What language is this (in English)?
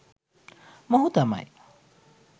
Sinhala